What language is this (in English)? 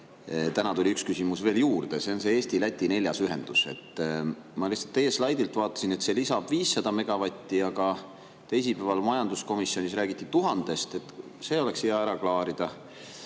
Estonian